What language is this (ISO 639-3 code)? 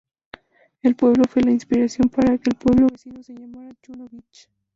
spa